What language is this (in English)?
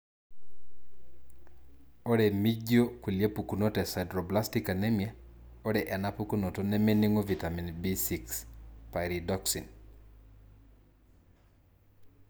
Masai